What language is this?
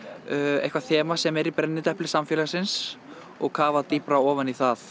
Icelandic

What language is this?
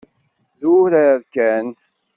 Kabyle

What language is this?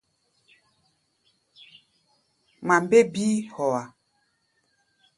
Gbaya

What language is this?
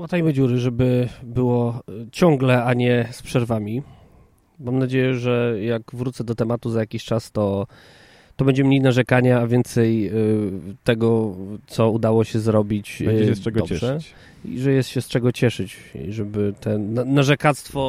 Polish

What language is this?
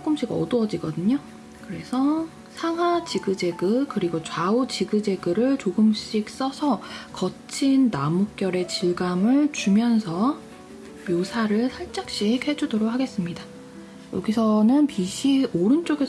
Korean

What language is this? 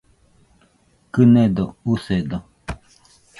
Nüpode Huitoto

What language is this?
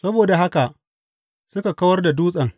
Hausa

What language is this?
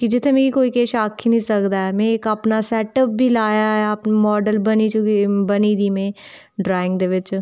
Dogri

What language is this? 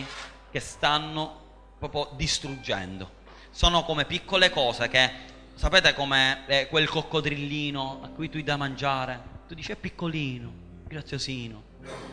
Italian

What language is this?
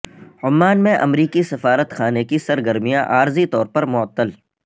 Urdu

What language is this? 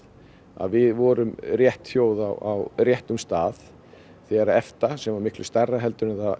Icelandic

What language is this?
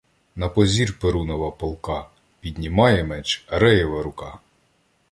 Ukrainian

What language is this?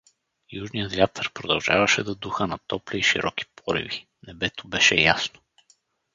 Bulgarian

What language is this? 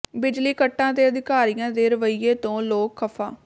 Punjabi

